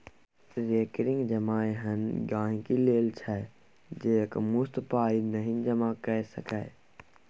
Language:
Maithili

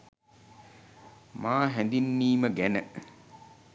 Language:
Sinhala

